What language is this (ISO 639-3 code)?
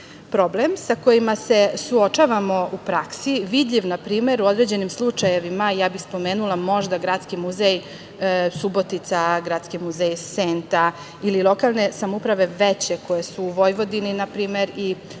srp